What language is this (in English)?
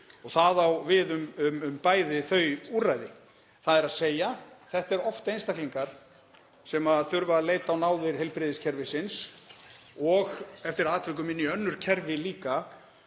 Icelandic